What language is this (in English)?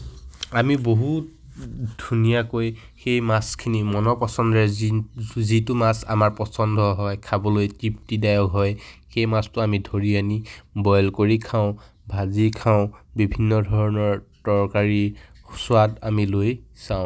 Assamese